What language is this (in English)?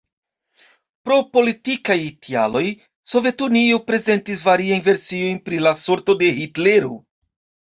Esperanto